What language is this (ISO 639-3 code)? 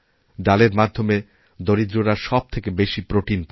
ben